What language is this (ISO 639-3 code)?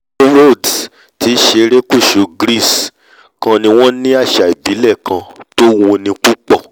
yor